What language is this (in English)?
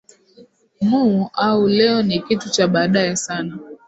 Swahili